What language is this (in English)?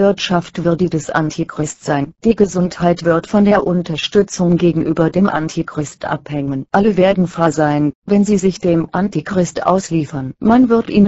German